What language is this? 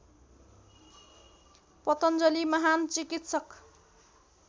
Nepali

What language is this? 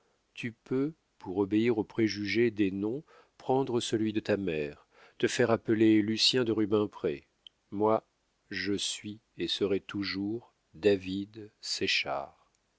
French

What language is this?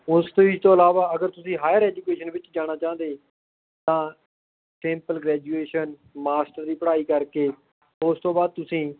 Punjabi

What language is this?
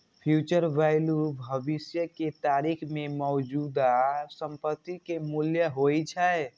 Maithili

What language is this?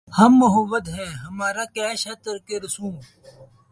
Urdu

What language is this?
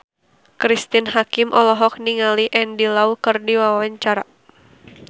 Sundanese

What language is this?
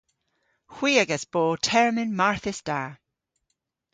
Cornish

